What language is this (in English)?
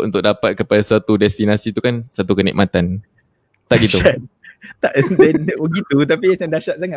Malay